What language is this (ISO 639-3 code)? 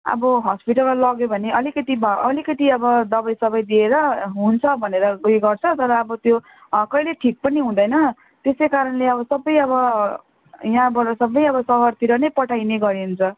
nep